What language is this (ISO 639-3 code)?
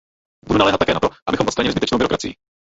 ces